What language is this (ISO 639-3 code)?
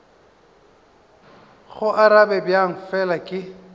nso